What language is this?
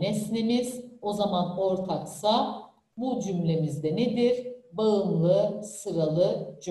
Turkish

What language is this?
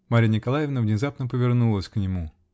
Russian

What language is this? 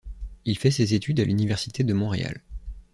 French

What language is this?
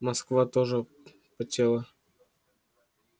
Russian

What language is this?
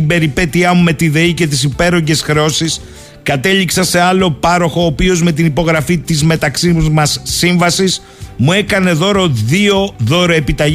Greek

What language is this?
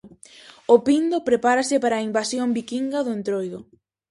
Galician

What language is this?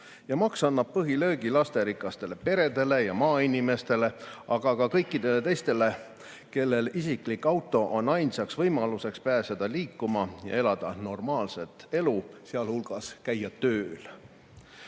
Estonian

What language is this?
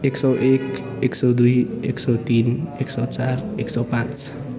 Nepali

